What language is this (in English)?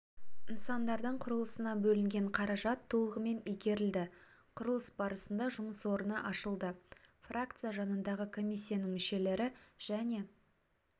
Kazakh